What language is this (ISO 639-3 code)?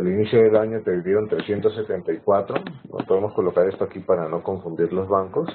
spa